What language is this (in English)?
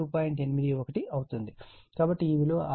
Telugu